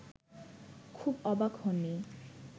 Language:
Bangla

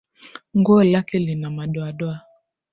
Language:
Swahili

